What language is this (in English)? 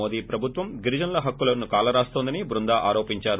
Telugu